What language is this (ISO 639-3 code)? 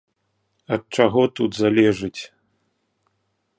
bel